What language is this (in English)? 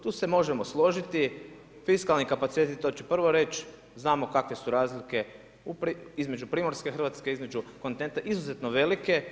Croatian